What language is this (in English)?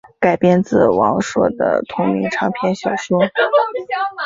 Chinese